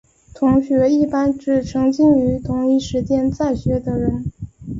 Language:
Chinese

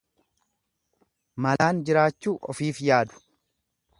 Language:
Oromo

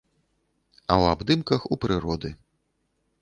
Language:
Belarusian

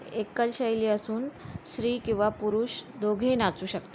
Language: Marathi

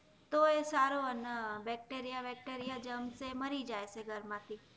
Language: Gujarati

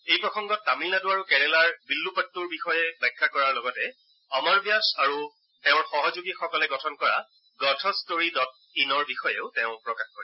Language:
Assamese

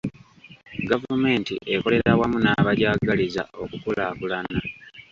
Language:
Ganda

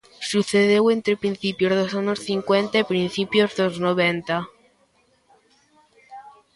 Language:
Galician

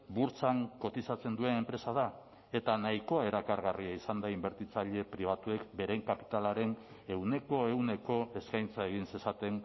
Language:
Basque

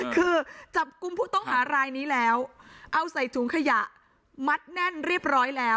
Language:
Thai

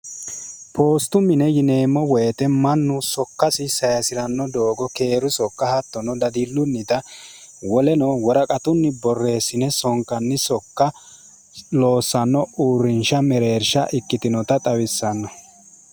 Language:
Sidamo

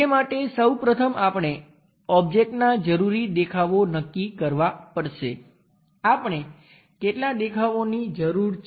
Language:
Gujarati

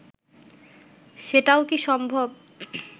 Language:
Bangla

